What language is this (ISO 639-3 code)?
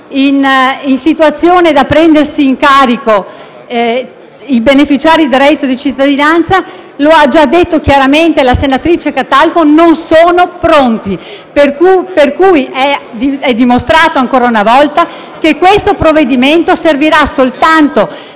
ita